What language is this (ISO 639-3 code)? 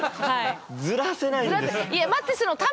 jpn